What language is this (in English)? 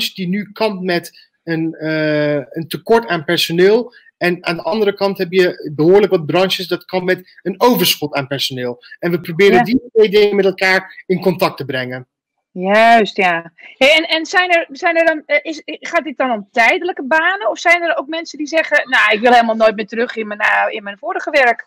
Dutch